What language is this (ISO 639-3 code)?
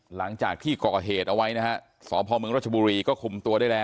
tha